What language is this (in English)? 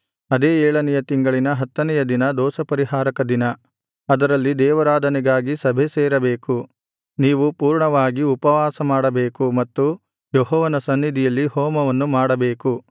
Kannada